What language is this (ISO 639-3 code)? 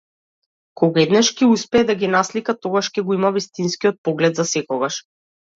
mkd